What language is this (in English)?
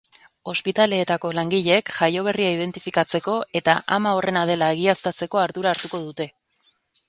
Basque